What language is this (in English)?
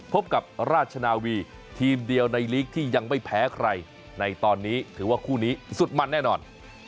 Thai